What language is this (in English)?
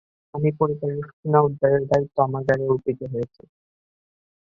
Bangla